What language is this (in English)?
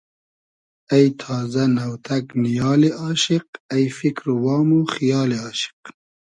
Hazaragi